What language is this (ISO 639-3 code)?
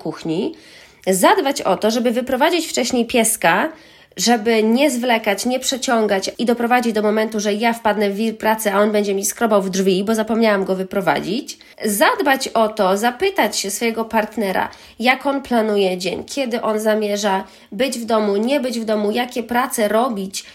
pol